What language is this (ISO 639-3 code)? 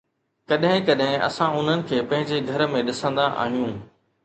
snd